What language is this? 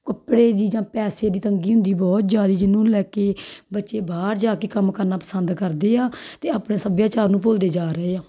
Punjabi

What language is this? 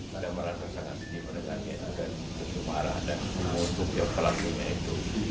Indonesian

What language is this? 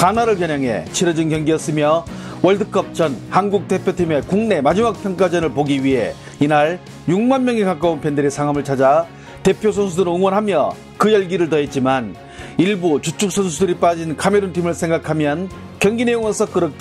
Korean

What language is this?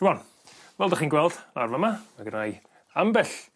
Welsh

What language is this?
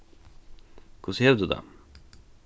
Faroese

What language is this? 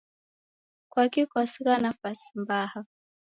Taita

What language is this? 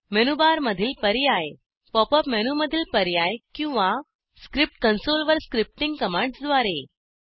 Marathi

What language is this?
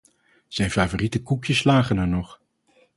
Dutch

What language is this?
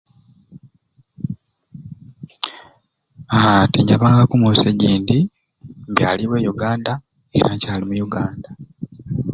Ruuli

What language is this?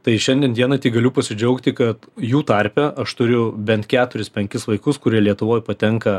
Lithuanian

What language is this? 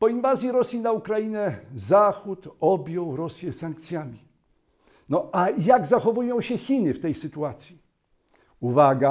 Polish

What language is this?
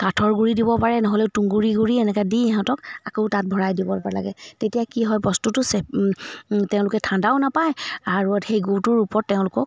Assamese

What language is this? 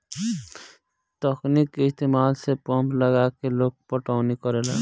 Bhojpuri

